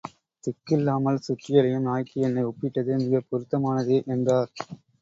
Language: Tamil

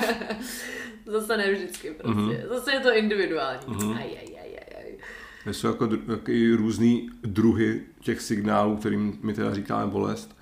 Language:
Czech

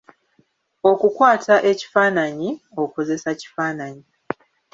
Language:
Ganda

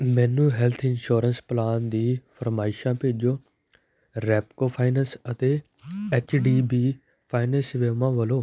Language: Punjabi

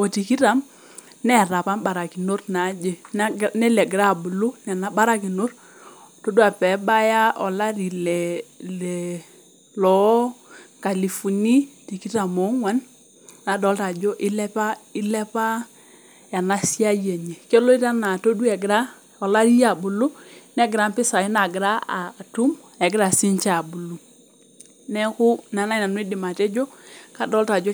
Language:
Masai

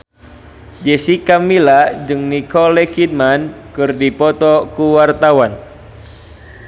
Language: Sundanese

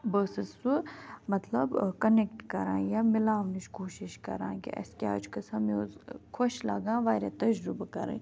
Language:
Kashmiri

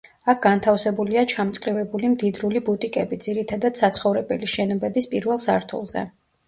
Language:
Georgian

